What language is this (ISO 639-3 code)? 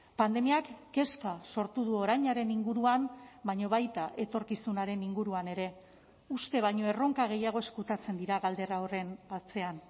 eus